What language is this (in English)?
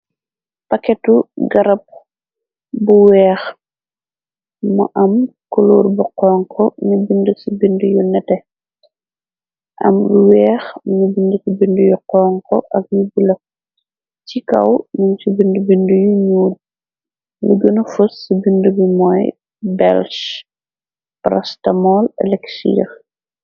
Wolof